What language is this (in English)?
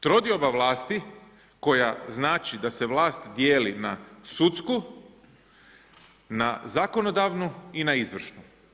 Croatian